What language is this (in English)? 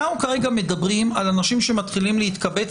Hebrew